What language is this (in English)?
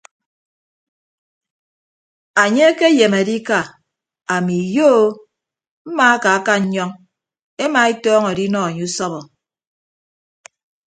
Ibibio